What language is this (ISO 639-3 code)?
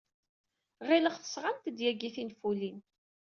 kab